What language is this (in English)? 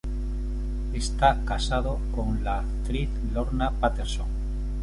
Spanish